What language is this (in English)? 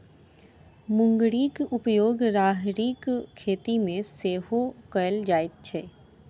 Maithili